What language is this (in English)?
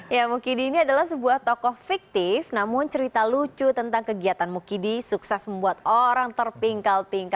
Indonesian